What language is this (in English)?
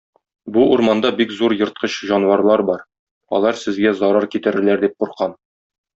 Tatar